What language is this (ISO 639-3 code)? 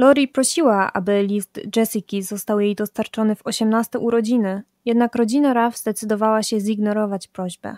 pol